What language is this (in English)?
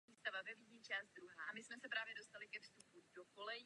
Czech